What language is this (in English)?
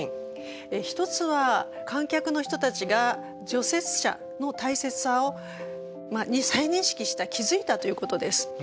Japanese